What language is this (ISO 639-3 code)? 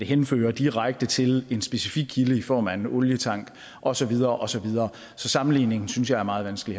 dan